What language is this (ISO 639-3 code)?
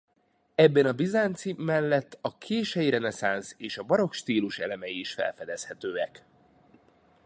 hun